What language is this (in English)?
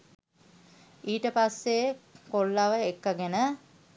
Sinhala